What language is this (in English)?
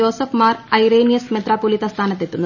Malayalam